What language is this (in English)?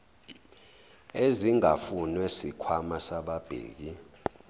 Zulu